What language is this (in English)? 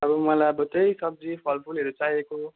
Nepali